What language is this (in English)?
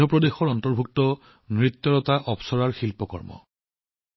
Assamese